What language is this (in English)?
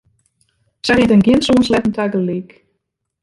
Western Frisian